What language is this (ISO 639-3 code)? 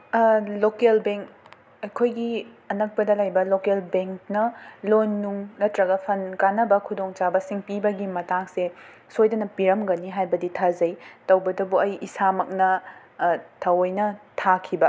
mni